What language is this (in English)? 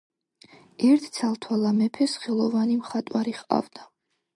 Georgian